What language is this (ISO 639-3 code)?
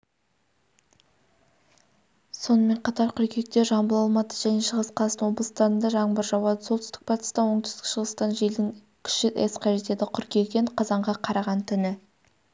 kaz